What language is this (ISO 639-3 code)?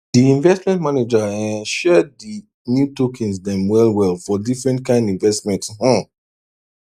pcm